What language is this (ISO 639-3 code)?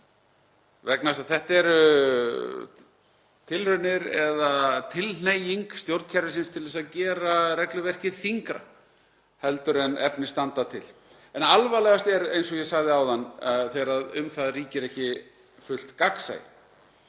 isl